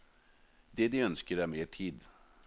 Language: Norwegian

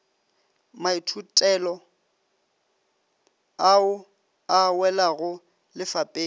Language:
Northern Sotho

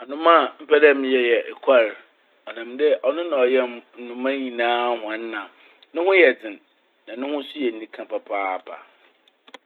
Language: Akan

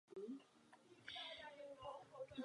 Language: Czech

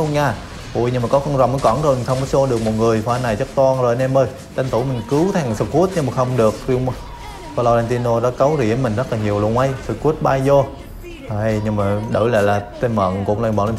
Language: Vietnamese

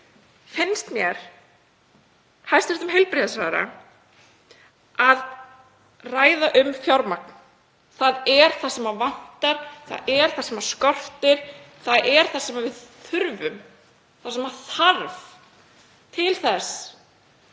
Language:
Icelandic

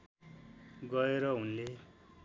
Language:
Nepali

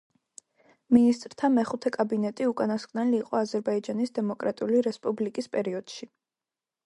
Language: Georgian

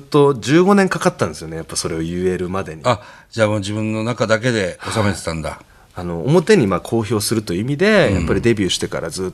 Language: Japanese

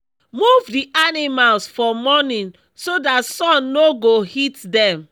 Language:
Nigerian Pidgin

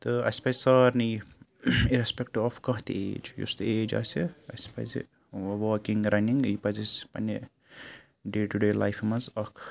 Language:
Kashmiri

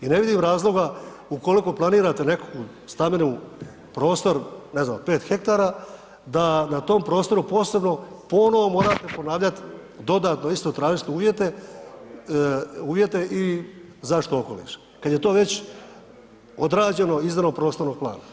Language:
Croatian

